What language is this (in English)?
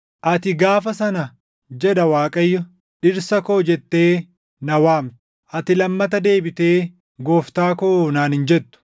Oromo